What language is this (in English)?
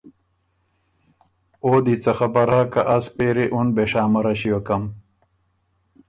Ormuri